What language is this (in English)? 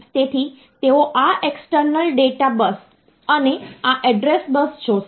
Gujarati